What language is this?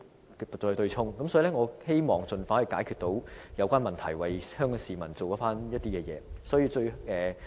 Cantonese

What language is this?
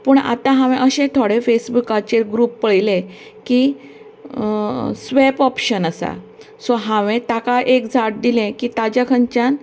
Konkani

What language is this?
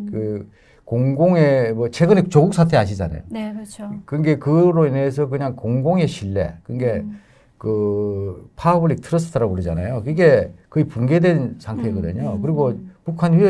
Korean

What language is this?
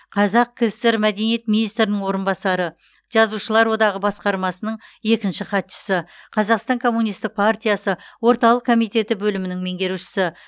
Kazakh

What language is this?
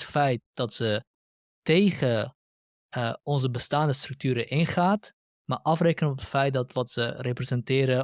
Dutch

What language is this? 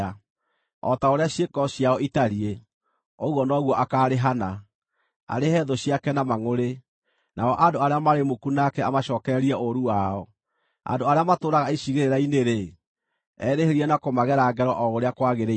Kikuyu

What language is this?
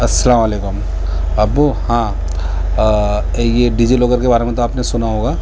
Urdu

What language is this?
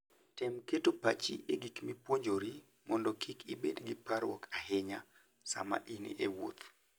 Luo (Kenya and Tanzania)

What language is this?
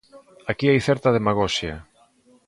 Galician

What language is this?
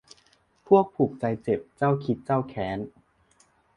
Thai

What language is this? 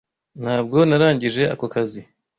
Kinyarwanda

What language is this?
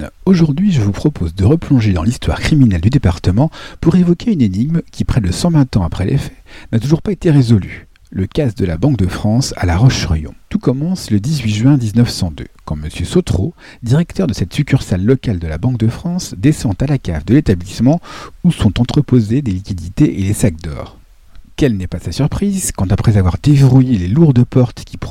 French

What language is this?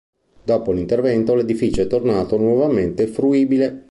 Italian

